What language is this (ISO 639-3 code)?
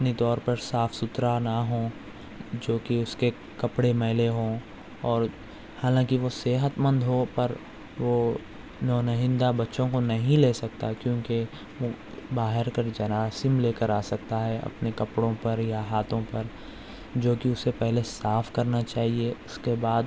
urd